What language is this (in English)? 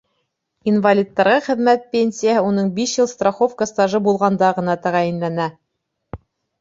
Bashkir